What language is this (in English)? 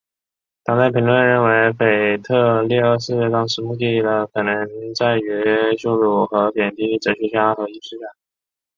Chinese